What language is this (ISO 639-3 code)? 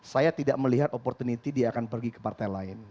ind